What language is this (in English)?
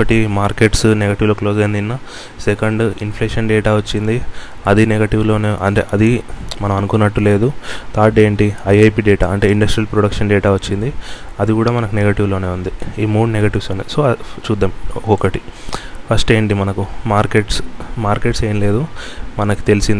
Telugu